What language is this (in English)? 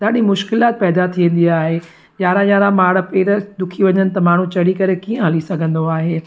Sindhi